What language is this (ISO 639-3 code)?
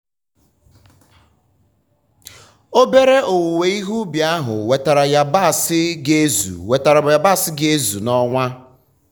ibo